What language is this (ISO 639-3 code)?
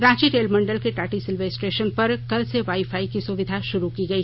hin